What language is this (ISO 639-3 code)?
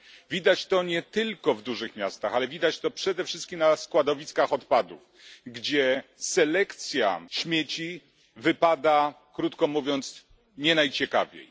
pol